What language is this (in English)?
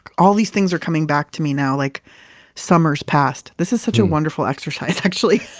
English